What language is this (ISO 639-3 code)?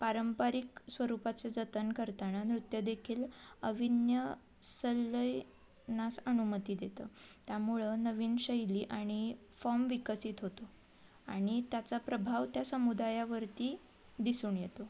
mar